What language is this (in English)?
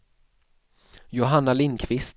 Swedish